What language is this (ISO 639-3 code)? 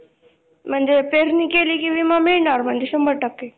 mar